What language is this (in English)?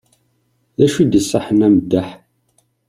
Kabyle